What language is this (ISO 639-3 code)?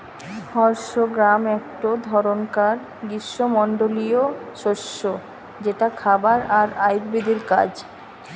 ben